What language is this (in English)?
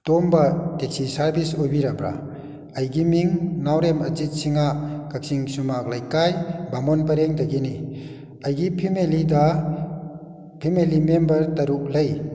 Manipuri